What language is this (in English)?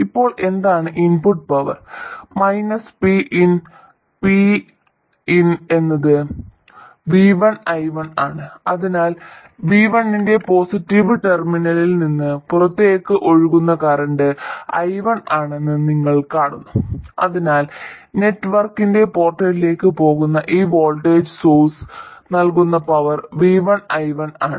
Malayalam